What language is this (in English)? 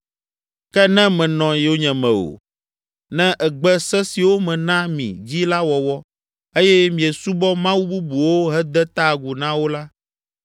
Ewe